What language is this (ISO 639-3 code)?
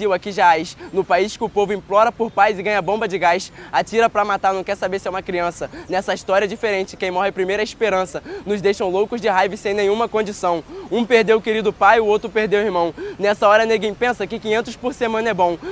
por